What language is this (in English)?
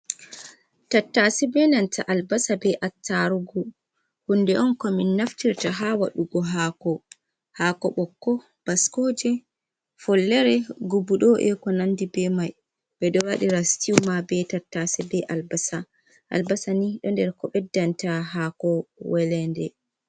Fula